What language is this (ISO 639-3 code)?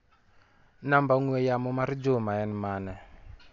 luo